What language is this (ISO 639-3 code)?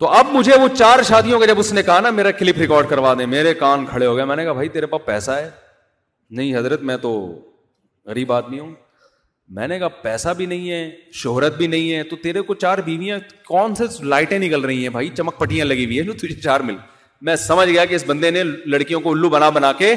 urd